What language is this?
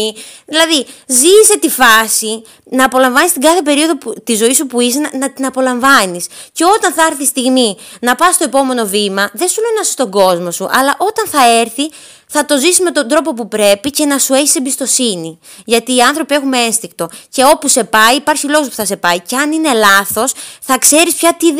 Greek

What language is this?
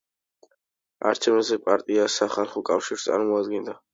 Georgian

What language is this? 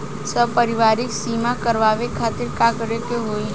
Bhojpuri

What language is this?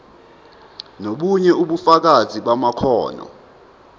Zulu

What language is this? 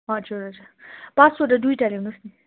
Nepali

